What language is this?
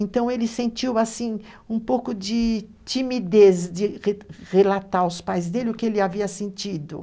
Portuguese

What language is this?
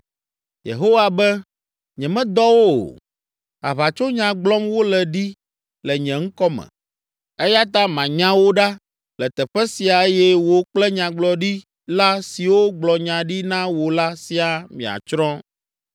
Ewe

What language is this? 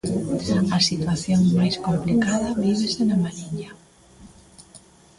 Galician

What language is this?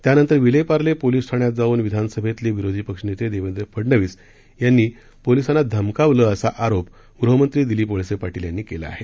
Marathi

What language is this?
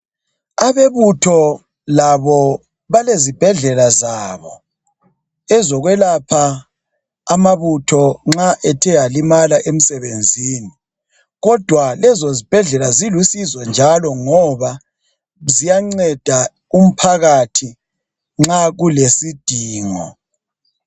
North Ndebele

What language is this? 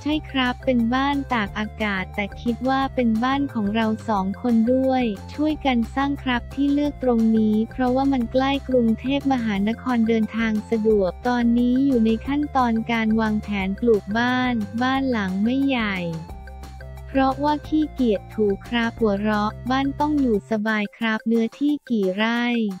Thai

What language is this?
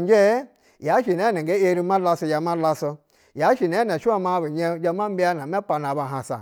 Basa (Nigeria)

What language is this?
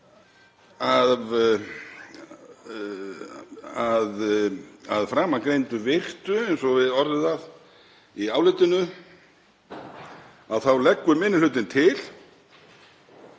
Icelandic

